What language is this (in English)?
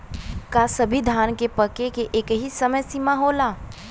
Bhojpuri